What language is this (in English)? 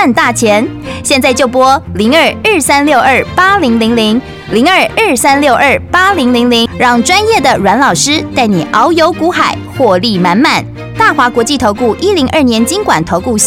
Chinese